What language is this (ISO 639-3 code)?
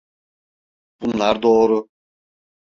tur